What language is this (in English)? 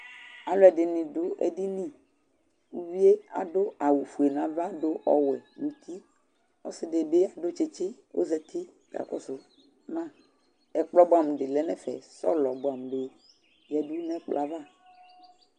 Ikposo